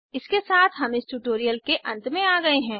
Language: Hindi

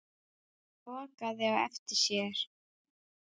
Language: Icelandic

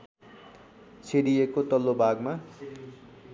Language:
Nepali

